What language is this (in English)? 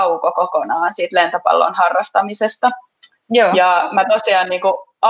Finnish